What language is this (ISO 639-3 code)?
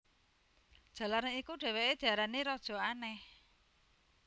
jav